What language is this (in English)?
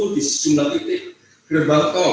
Indonesian